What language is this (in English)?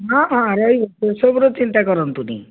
Odia